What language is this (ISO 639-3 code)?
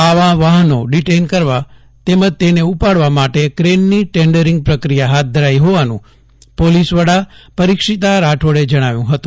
guj